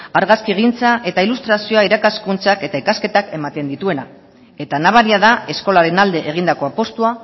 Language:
Basque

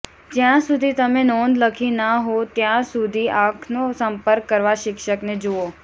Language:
Gujarati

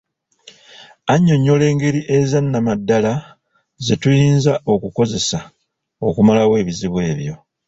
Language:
Ganda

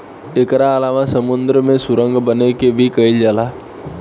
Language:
Bhojpuri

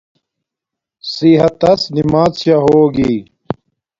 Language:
Domaaki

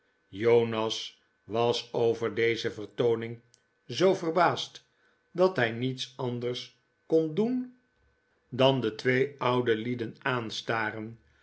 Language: Dutch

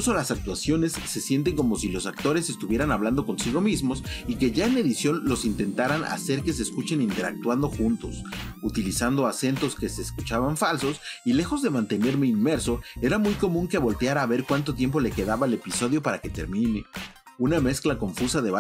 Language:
Spanish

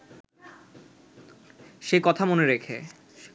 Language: Bangla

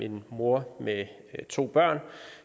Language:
Danish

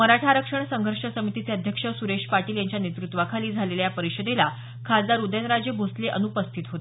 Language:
Marathi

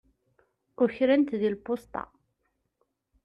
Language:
Kabyle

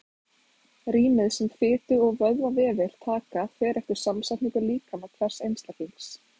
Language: Icelandic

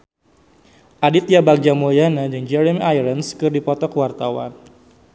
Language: Sundanese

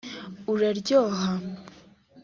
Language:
Kinyarwanda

